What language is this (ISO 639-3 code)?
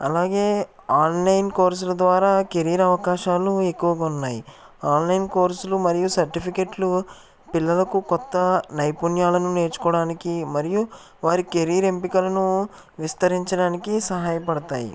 tel